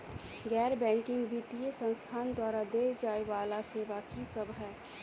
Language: Maithili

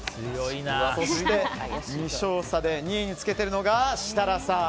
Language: Japanese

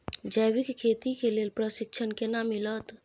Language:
Maithili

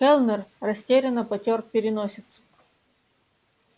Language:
Russian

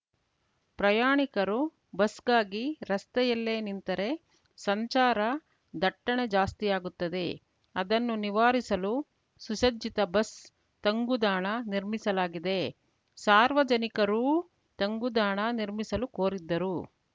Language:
Kannada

